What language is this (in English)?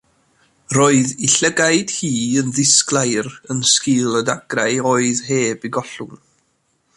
Welsh